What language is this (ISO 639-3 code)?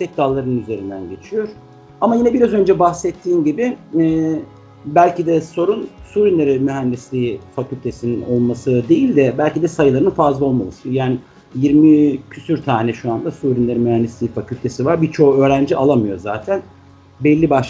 tur